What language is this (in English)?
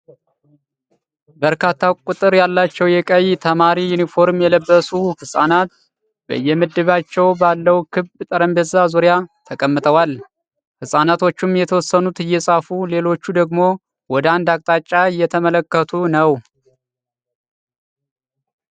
Amharic